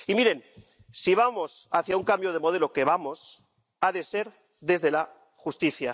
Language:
Spanish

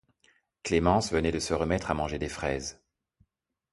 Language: French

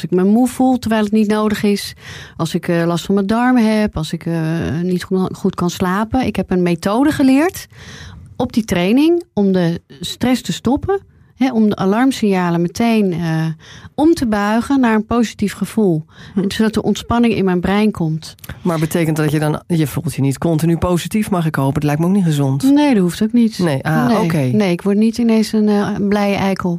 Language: Dutch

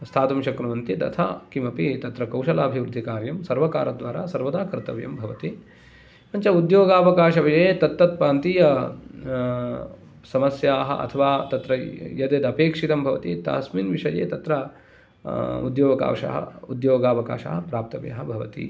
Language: Sanskrit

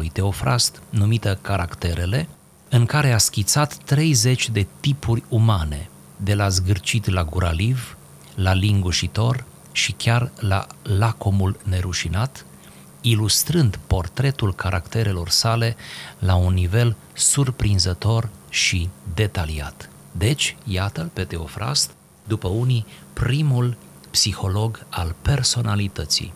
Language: Romanian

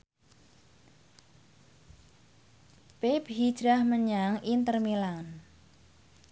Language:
Javanese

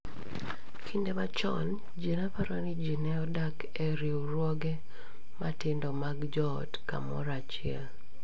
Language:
Luo (Kenya and Tanzania)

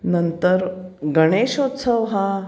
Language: Marathi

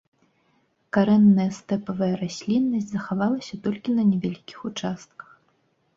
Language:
Belarusian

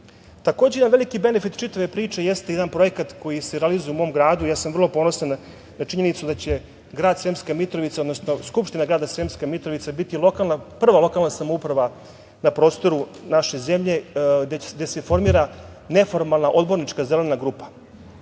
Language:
Serbian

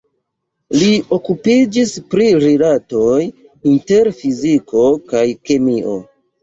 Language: Esperanto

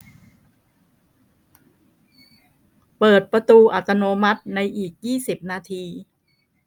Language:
Thai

